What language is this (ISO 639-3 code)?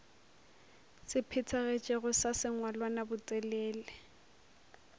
nso